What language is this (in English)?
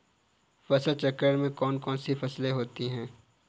Hindi